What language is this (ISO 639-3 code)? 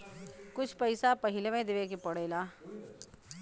bho